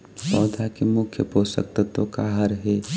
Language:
Chhattisgarhi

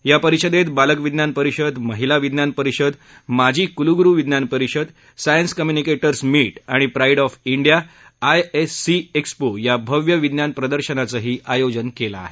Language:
Marathi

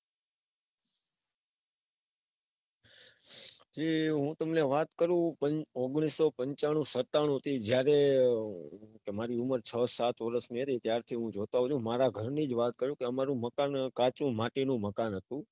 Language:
Gujarati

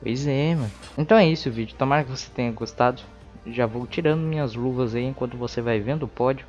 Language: Portuguese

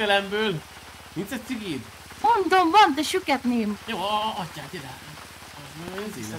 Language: Hungarian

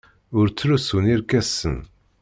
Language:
Kabyle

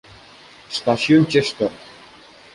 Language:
Indonesian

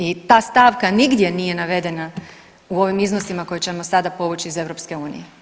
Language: Croatian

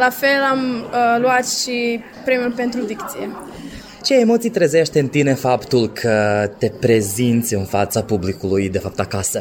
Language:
Romanian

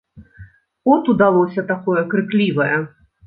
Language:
Belarusian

